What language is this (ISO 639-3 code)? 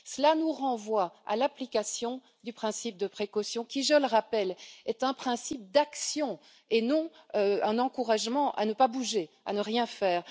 fra